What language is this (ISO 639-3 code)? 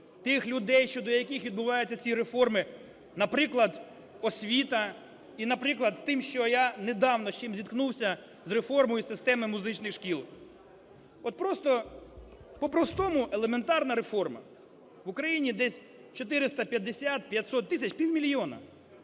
ukr